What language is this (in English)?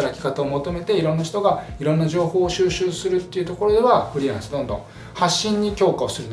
Japanese